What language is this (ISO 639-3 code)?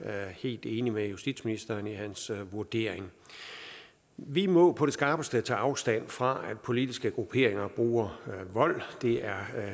dan